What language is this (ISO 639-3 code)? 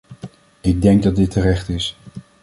nld